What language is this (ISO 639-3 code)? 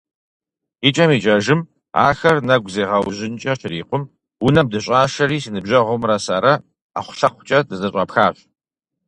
kbd